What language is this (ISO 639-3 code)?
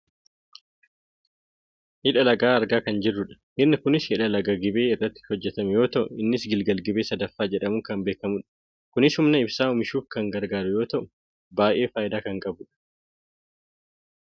orm